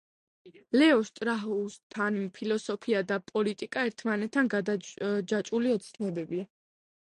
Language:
Georgian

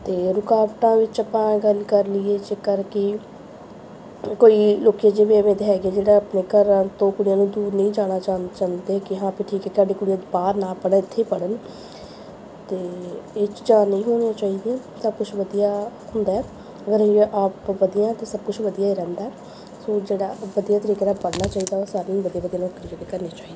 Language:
Punjabi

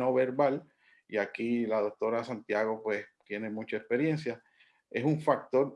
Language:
Spanish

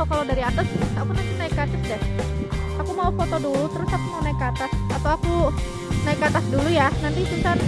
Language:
Indonesian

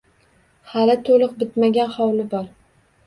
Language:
Uzbek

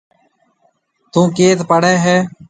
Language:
Marwari (Pakistan)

